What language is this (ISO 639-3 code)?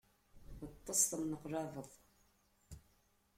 kab